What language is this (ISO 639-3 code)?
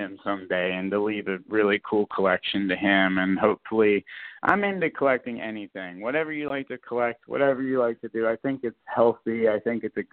eng